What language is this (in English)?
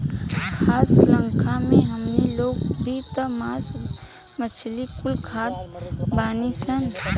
Bhojpuri